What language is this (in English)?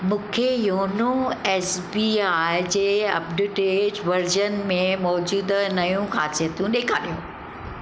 Sindhi